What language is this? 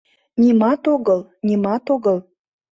Mari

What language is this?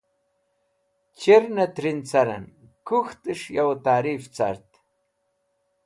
Wakhi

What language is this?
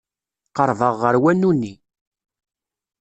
Kabyle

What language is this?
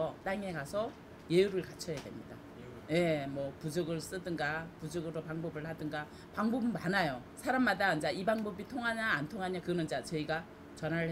Korean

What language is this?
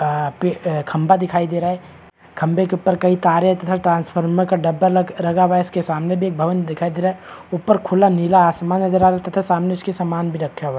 Hindi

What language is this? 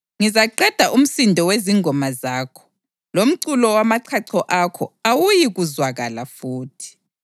North Ndebele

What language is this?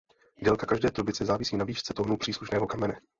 Czech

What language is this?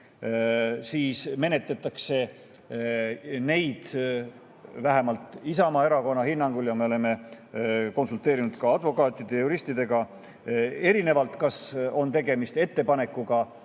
Estonian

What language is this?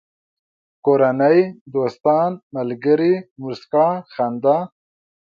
Pashto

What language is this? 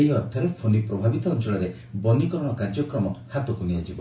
Odia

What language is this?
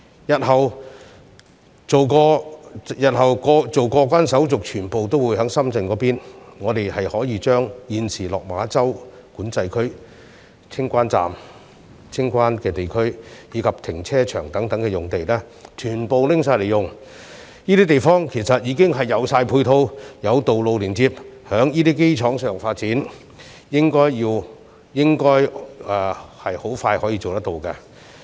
Cantonese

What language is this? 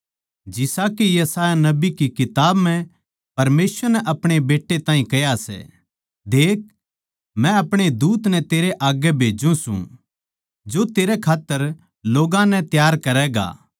Haryanvi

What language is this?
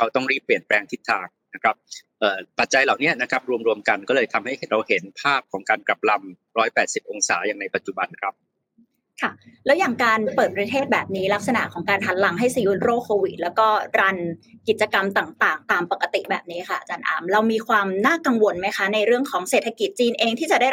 Thai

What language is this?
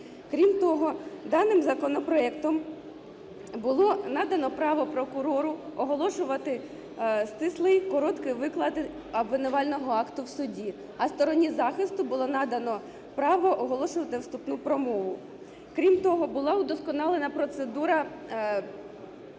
Ukrainian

